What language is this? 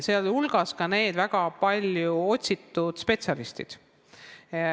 Estonian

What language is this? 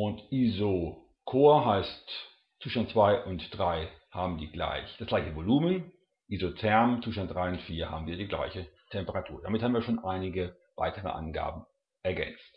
German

